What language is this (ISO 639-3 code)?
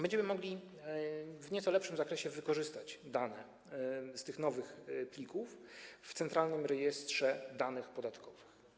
pol